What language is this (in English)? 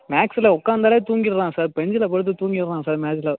Tamil